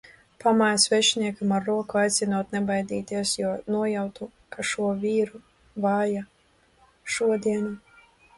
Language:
Latvian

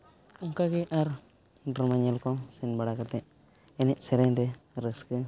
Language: Santali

